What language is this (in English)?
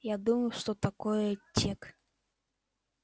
Russian